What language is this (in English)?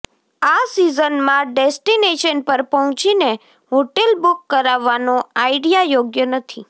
Gujarati